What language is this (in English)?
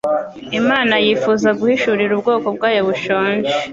Kinyarwanda